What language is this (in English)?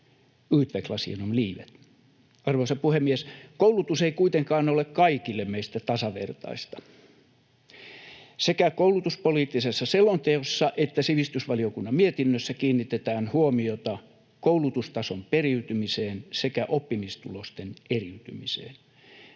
Finnish